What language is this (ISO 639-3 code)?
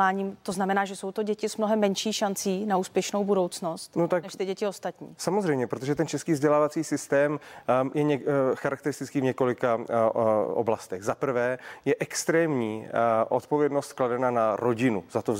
ces